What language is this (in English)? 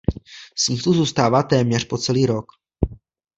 Czech